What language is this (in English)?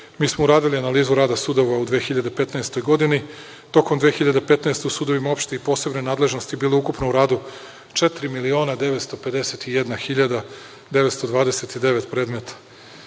Serbian